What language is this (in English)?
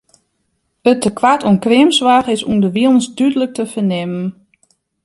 Western Frisian